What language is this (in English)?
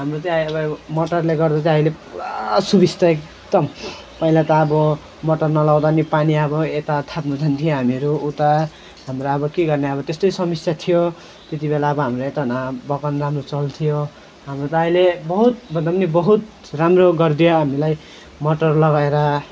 Nepali